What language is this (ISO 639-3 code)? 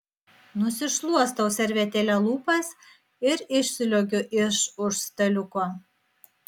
lit